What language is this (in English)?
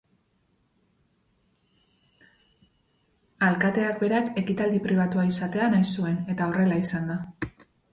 Basque